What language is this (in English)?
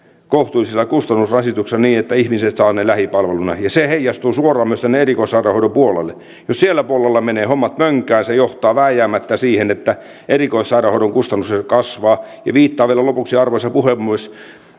Finnish